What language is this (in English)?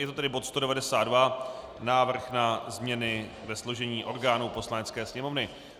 Czech